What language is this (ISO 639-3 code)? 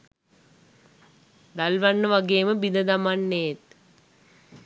sin